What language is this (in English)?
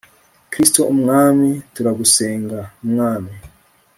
Kinyarwanda